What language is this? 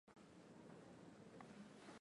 Swahili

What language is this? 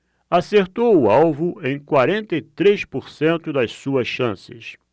Portuguese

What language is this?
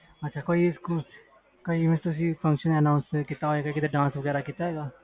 Punjabi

